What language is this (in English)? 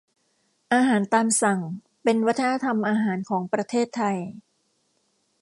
Thai